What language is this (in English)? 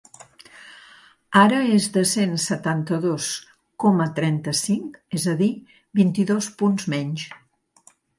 Catalan